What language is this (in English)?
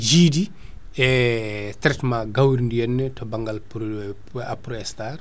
Fula